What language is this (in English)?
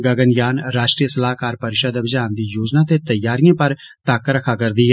Dogri